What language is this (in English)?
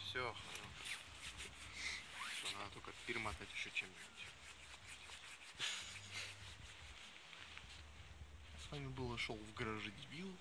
Russian